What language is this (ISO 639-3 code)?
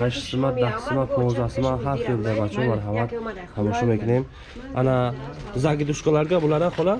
tur